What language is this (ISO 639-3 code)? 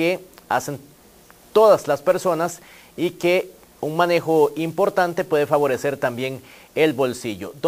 spa